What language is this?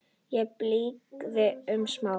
Icelandic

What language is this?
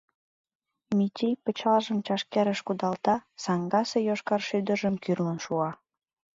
Mari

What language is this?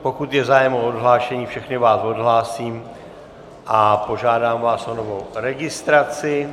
Czech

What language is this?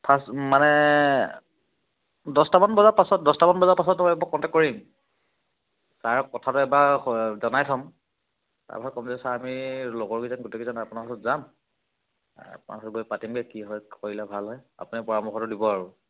Assamese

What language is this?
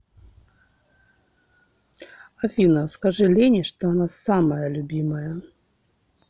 Russian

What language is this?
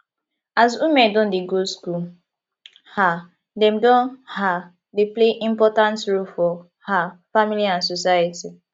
Nigerian Pidgin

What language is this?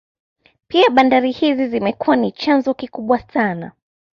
Swahili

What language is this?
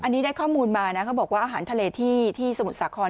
Thai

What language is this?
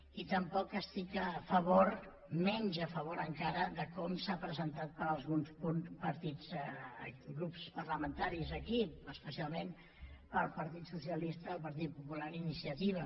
Catalan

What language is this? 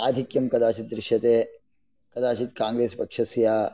Sanskrit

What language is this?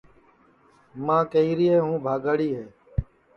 Sansi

